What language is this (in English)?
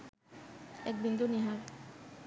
Bangla